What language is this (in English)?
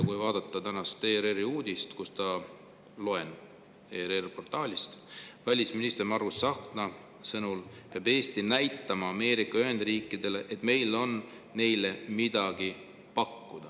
Estonian